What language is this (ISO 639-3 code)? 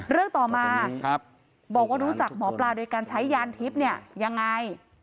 tha